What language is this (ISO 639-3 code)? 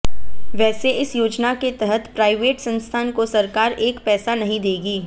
hin